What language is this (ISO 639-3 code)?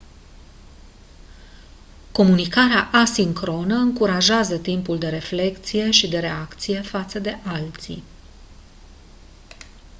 ron